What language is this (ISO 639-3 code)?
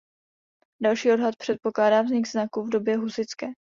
ces